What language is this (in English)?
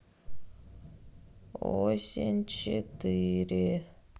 Russian